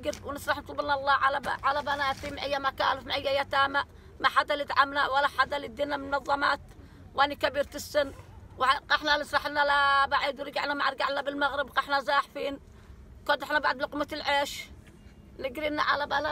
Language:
Arabic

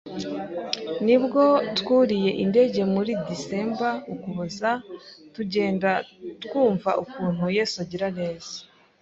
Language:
Kinyarwanda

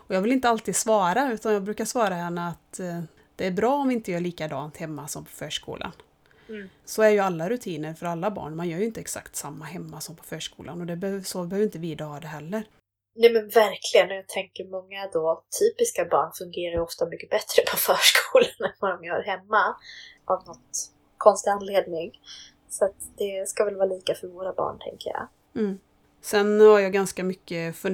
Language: Swedish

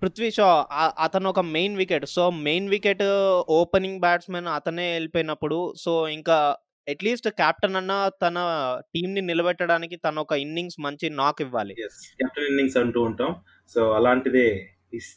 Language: Telugu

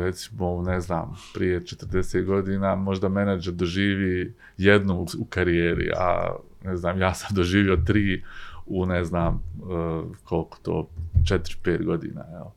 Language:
Croatian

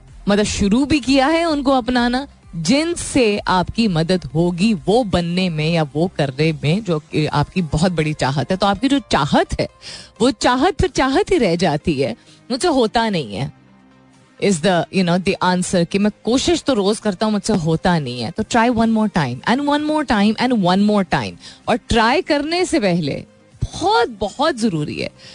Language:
Hindi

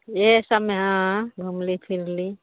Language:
Maithili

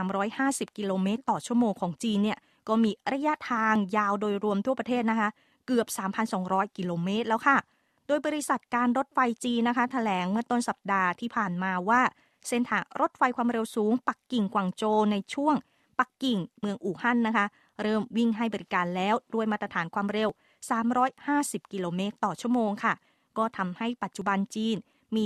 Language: Thai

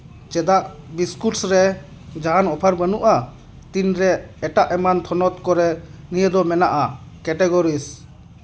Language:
Santali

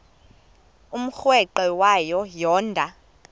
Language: Xhosa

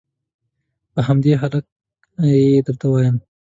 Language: Pashto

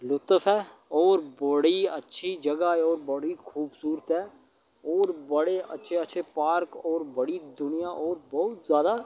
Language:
Dogri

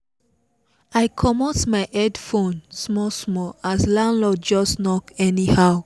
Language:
Nigerian Pidgin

